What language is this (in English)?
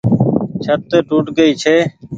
Goaria